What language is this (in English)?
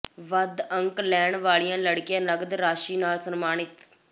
Punjabi